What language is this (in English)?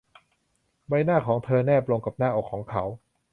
Thai